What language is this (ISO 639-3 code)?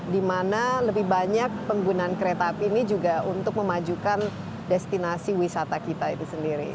ind